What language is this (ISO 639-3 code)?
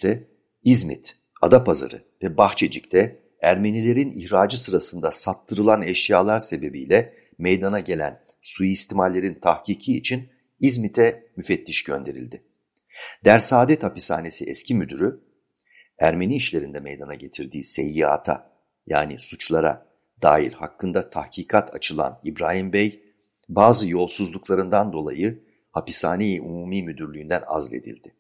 tur